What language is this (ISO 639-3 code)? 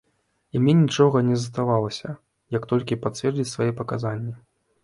bel